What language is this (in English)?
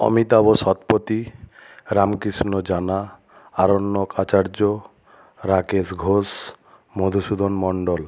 Bangla